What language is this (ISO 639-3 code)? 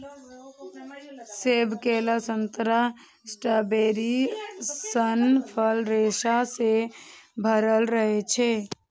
mai